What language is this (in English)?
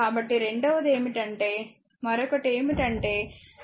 Telugu